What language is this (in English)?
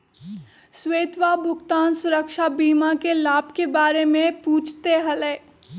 Magahi